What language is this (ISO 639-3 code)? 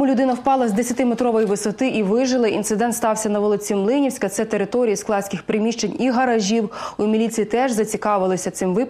rus